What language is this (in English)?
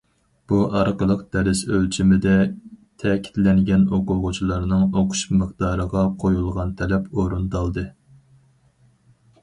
Uyghur